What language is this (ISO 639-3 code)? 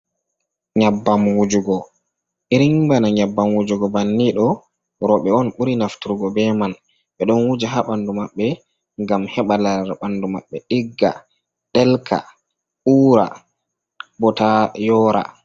ful